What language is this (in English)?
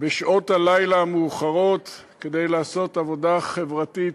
Hebrew